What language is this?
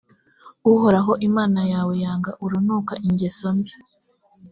Kinyarwanda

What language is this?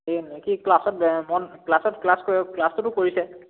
Assamese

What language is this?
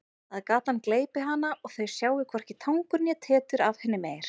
Icelandic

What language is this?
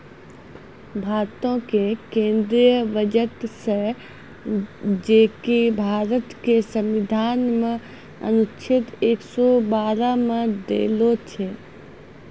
Maithili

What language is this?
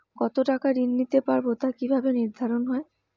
Bangla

